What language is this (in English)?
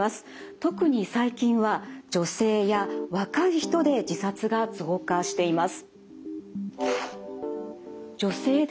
Japanese